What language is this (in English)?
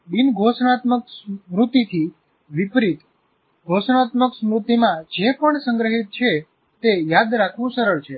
Gujarati